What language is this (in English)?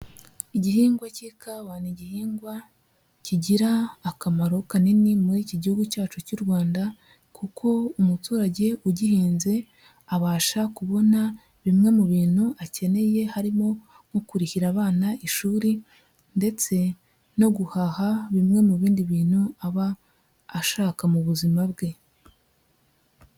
Kinyarwanda